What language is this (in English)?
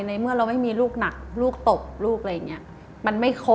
Thai